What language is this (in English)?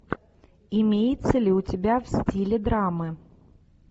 Russian